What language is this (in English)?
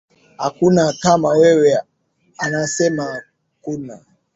Swahili